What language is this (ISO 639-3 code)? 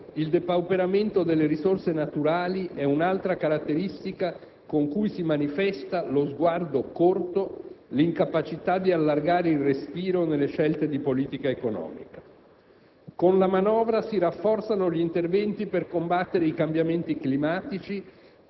ita